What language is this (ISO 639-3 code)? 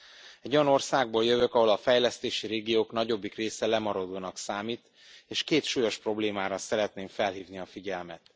hun